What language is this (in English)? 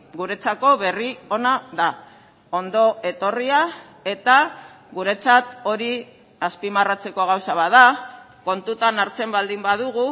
Basque